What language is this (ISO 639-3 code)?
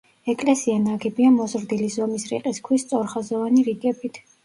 kat